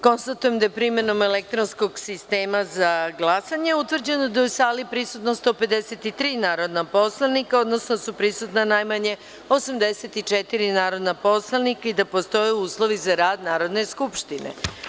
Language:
Serbian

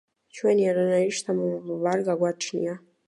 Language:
Georgian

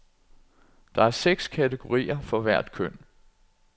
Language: Danish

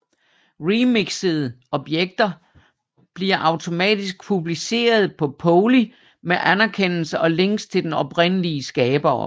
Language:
Danish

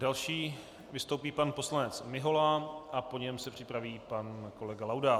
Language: Czech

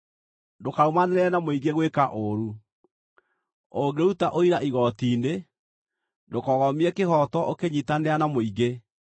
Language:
Kikuyu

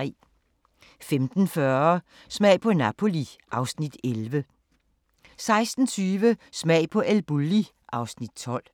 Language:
Danish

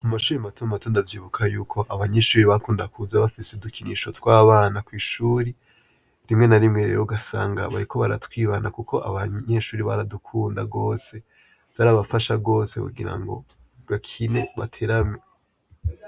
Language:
Rundi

